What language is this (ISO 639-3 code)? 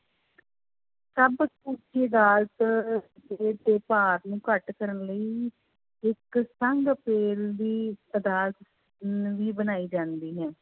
pan